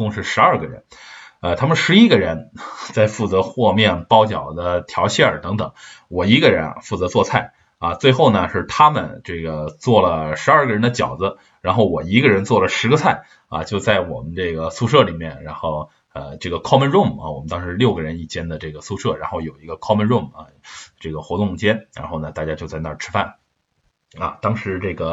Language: Chinese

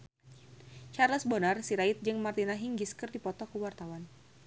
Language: Sundanese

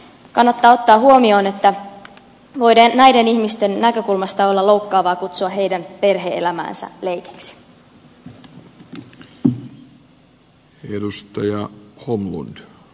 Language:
Finnish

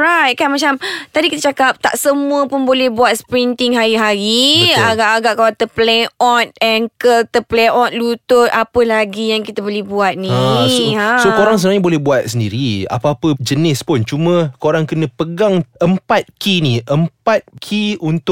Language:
Malay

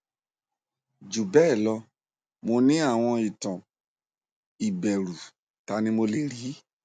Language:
Yoruba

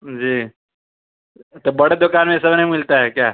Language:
Urdu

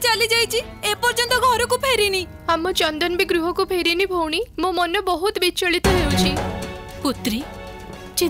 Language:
Hindi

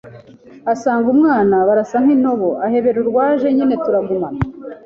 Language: Kinyarwanda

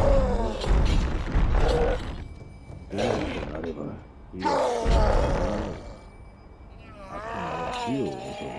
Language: Arabic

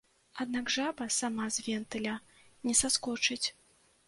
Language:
Belarusian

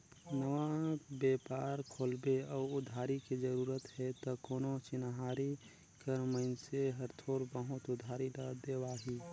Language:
Chhattisgarhi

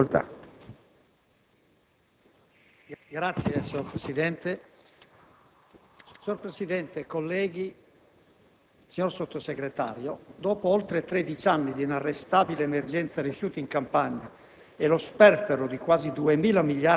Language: Italian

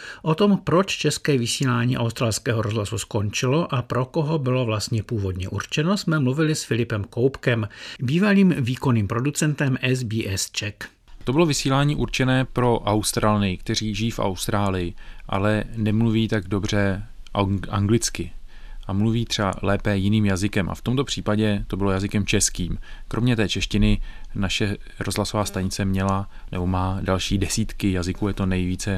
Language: Czech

